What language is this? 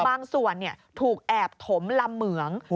Thai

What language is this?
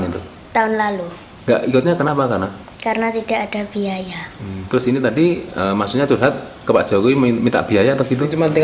Indonesian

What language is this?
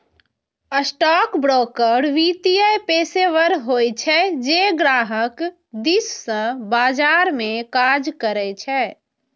Maithili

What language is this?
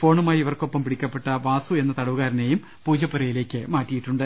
Malayalam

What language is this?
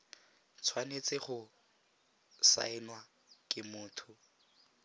Tswana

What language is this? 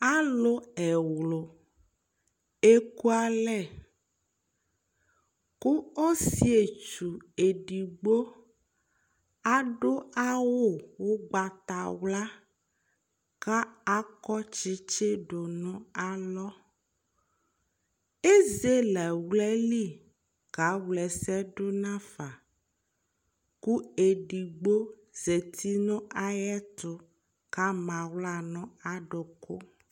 Ikposo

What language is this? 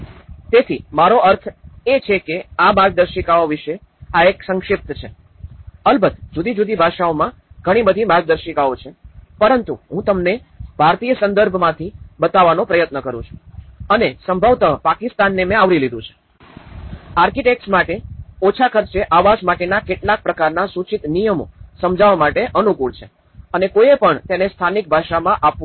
Gujarati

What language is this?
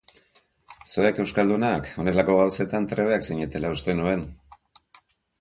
Basque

